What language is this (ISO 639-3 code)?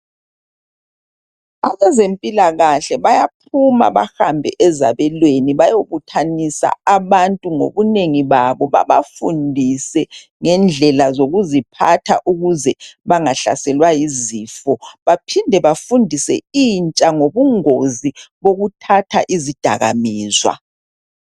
nde